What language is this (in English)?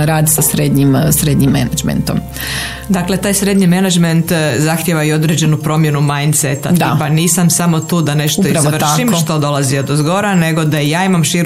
Croatian